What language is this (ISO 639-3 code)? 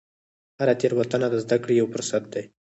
pus